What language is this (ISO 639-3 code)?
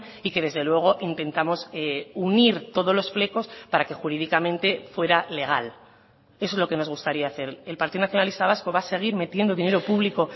spa